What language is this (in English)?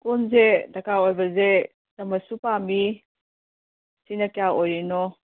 Manipuri